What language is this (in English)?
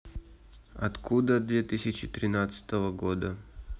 Russian